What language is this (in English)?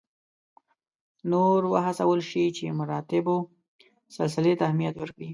Pashto